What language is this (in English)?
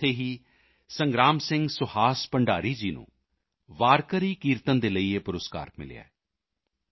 Punjabi